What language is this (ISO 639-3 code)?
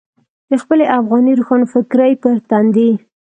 pus